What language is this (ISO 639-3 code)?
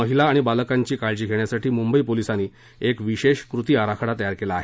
mar